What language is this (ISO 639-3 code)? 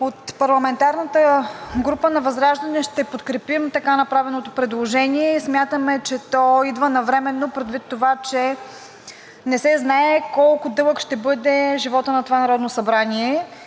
bul